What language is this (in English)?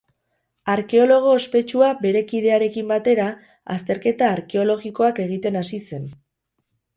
Basque